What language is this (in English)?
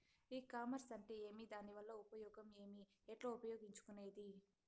Telugu